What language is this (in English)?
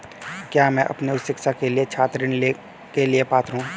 Hindi